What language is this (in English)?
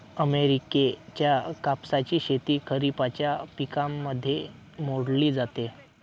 Marathi